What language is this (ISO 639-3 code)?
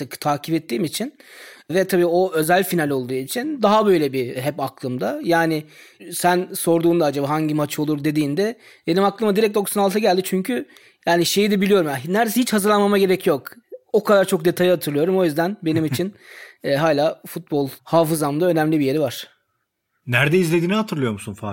tur